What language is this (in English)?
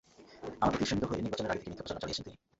Bangla